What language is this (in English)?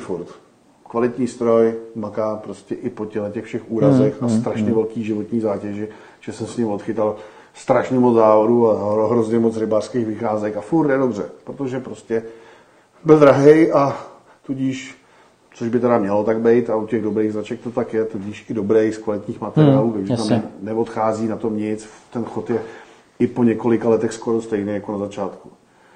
Czech